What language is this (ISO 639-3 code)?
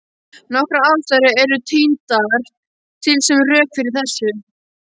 isl